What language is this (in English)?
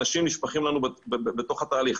Hebrew